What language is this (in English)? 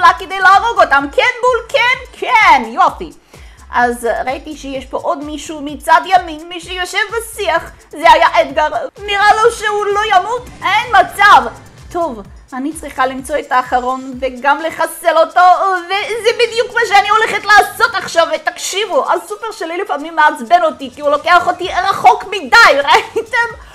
Hebrew